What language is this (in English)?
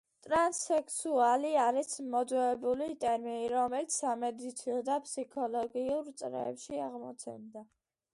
Georgian